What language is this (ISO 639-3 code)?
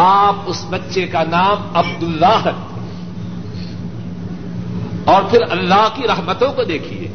urd